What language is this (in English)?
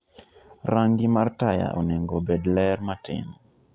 Luo (Kenya and Tanzania)